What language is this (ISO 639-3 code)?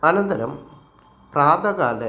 san